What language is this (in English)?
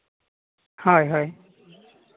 Santali